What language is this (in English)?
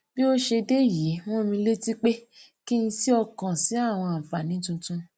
Yoruba